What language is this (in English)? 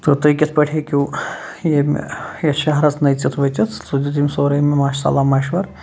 Kashmiri